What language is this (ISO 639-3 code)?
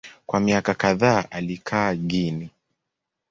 swa